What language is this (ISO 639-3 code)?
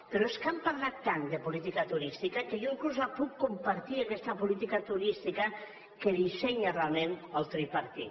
cat